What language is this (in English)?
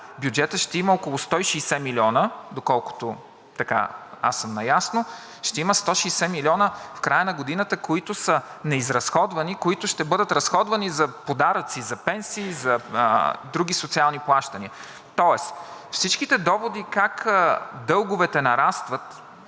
Bulgarian